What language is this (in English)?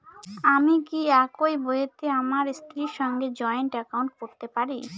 Bangla